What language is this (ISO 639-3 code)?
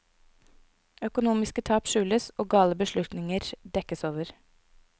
nor